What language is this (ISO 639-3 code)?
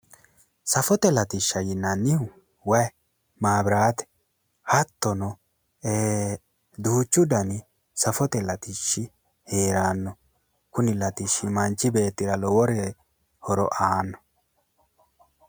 sid